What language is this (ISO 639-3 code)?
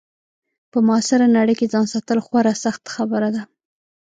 pus